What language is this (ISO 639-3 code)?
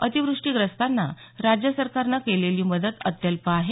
mar